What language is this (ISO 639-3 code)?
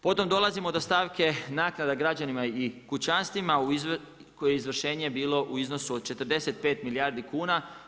hrv